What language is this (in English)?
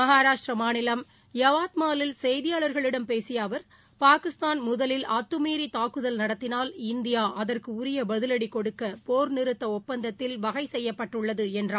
Tamil